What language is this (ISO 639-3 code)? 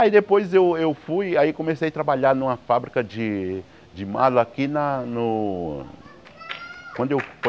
por